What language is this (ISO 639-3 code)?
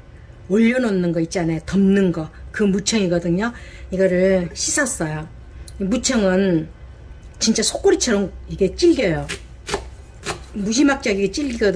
kor